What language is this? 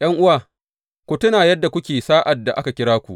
Hausa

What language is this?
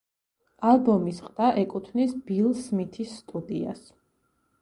Georgian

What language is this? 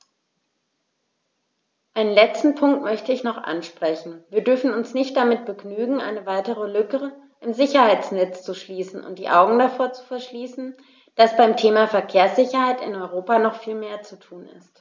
German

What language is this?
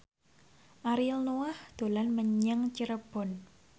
Javanese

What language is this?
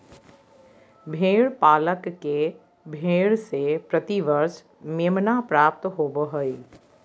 Magahi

